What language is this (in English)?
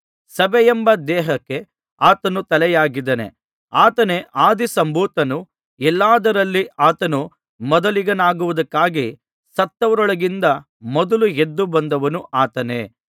Kannada